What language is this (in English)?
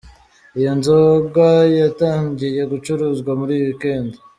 Kinyarwanda